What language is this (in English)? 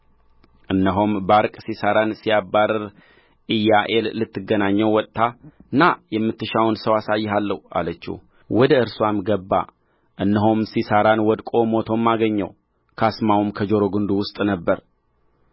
Amharic